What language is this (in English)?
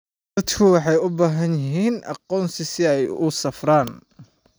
Somali